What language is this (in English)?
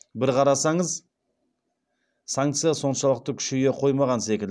Kazakh